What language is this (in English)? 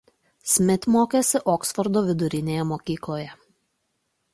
Lithuanian